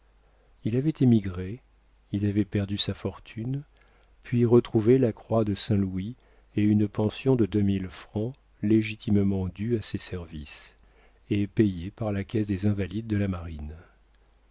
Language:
French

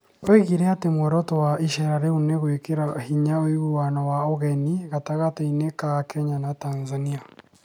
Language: Kikuyu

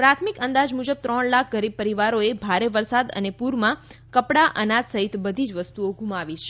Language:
Gujarati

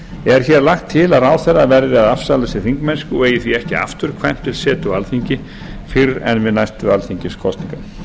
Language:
Icelandic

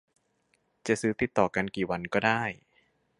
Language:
Thai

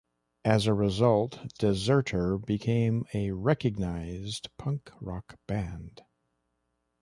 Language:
English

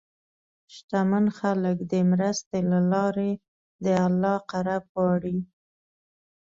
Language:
Pashto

